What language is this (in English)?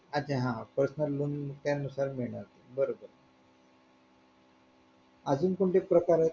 Marathi